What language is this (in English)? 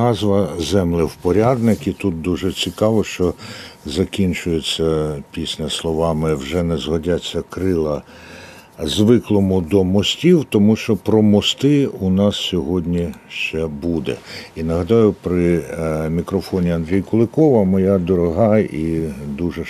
Ukrainian